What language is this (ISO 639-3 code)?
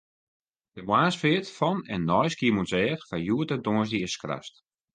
fry